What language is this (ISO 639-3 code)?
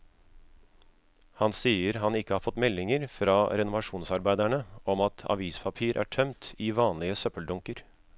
nor